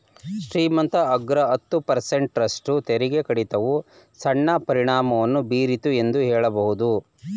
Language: Kannada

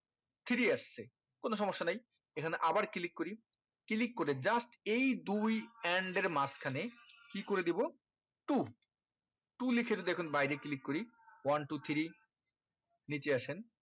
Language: Bangla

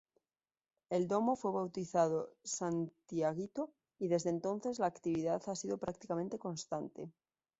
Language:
Spanish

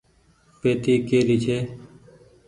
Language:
Goaria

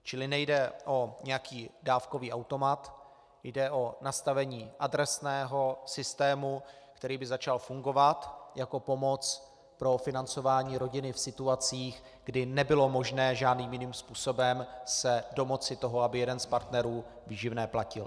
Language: Czech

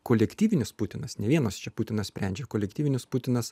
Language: Lithuanian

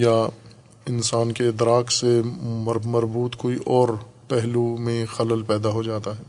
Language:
Urdu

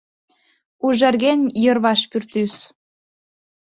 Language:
Mari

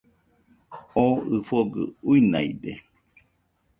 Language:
Nüpode Huitoto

